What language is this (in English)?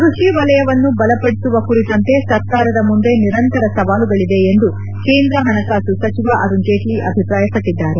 Kannada